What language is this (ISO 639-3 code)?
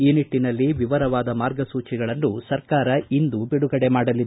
kan